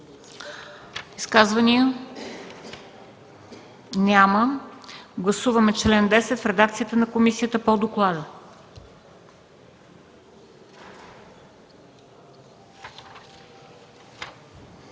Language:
Bulgarian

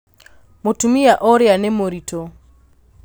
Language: Kikuyu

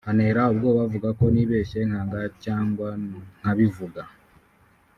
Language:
Kinyarwanda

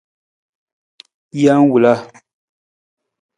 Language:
Nawdm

